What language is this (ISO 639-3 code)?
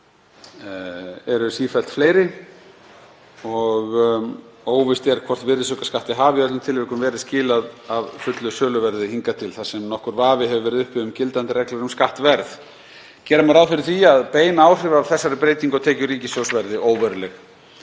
isl